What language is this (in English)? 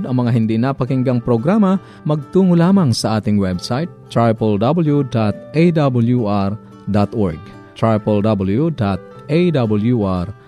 Filipino